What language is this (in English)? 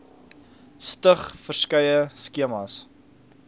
Afrikaans